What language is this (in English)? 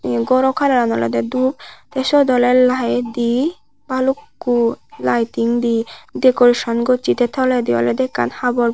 Chakma